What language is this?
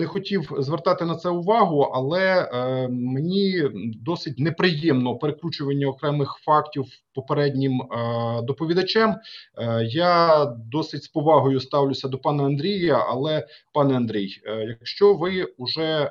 Ukrainian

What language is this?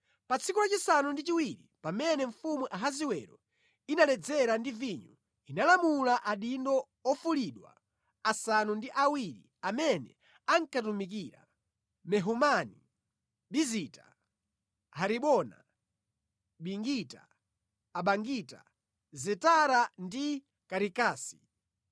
Nyanja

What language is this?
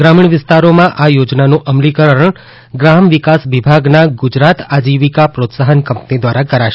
Gujarati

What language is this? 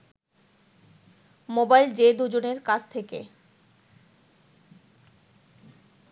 Bangla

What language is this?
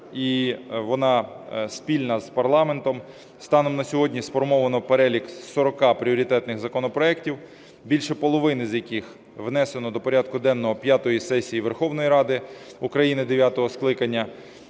Ukrainian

